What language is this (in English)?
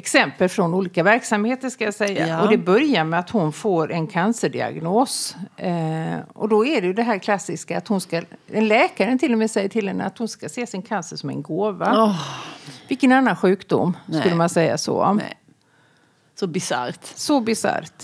Swedish